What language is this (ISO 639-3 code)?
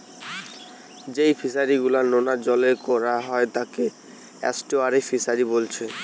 ben